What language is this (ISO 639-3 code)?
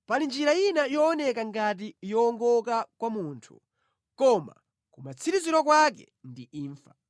nya